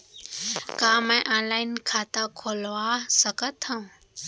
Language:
Chhattisgarhi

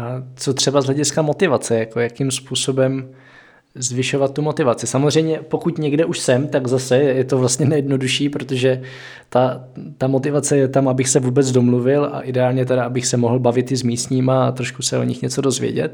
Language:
Czech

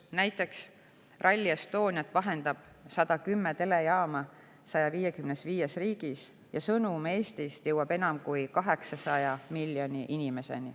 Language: Estonian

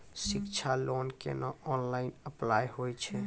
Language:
Maithili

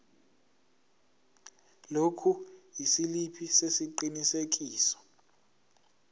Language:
Zulu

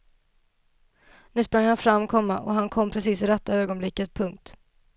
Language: Swedish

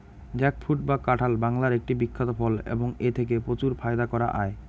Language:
Bangla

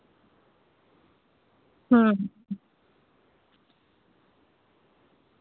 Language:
Santali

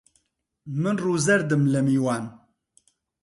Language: Central Kurdish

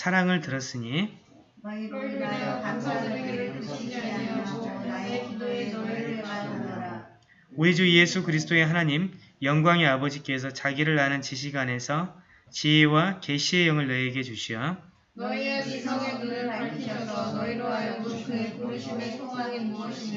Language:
Korean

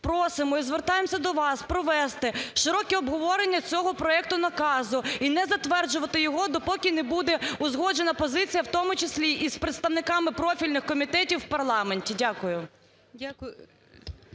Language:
Ukrainian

